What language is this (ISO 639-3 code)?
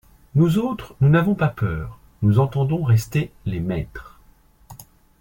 fra